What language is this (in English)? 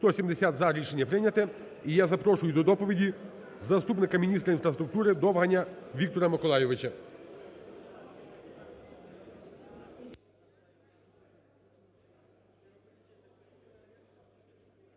Ukrainian